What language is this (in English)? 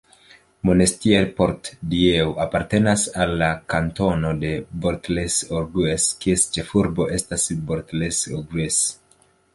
Esperanto